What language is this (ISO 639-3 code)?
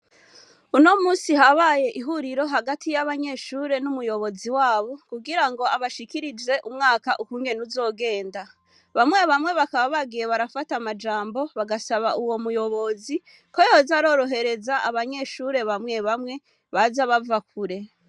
run